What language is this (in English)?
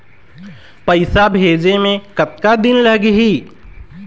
Chhattisgarhi